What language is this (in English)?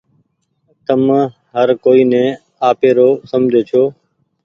Goaria